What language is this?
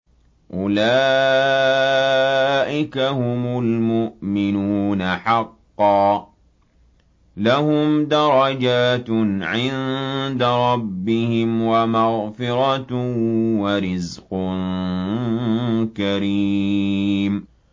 Arabic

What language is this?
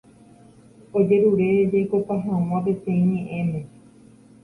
Guarani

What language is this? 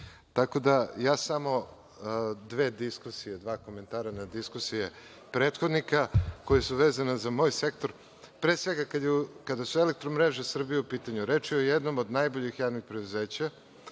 Serbian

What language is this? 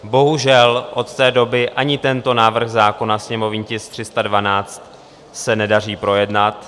Czech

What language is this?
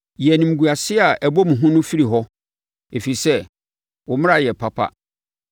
Akan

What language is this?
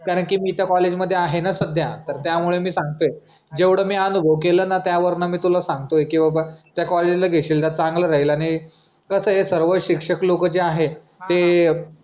Marathi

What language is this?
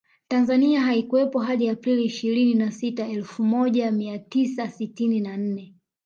Swahili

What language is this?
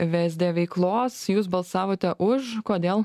Lithuanian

